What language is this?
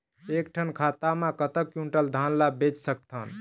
Chhattisgarhi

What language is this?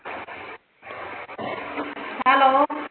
Punjabi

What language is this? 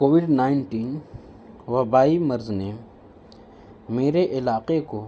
Urdu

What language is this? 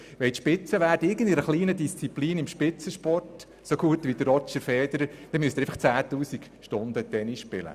Swiss German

